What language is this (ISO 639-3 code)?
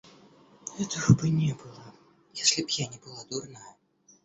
rus